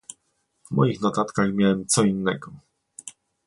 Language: Polish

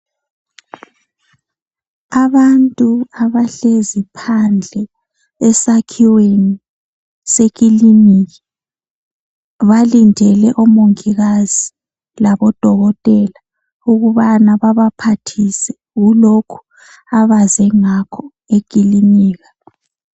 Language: North Ndebele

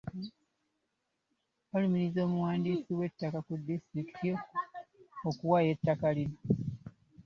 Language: Ganda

